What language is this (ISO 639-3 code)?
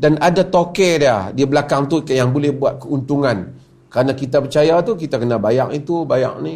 msa